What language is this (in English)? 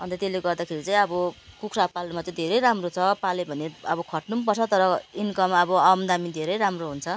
Nepali